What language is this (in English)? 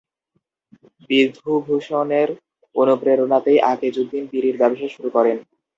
Bangla